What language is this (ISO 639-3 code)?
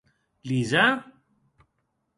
oci